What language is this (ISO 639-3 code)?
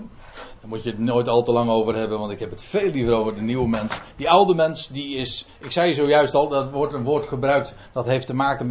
nld